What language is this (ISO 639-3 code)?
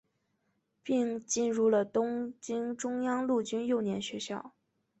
zho